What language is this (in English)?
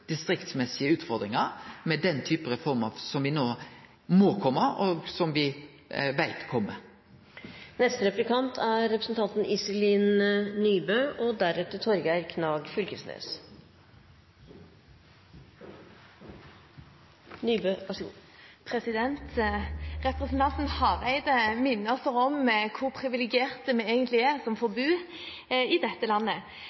Norwegian